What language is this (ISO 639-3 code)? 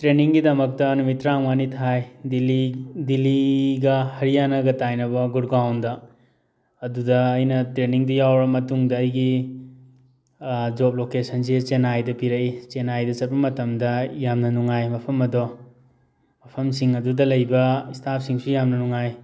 mni